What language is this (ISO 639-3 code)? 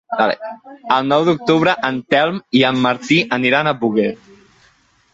cat